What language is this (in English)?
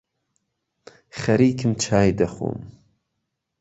Central Kurdish